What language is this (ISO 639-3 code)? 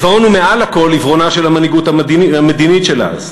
heb